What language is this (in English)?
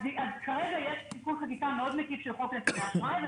Hebrew